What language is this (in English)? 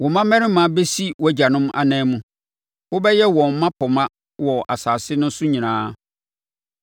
Akan